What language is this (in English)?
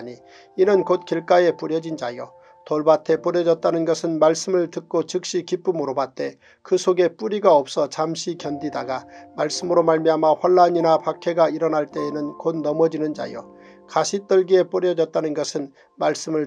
Korean